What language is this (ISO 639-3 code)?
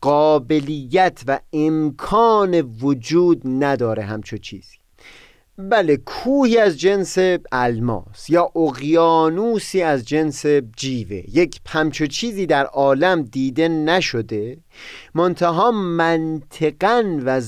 fas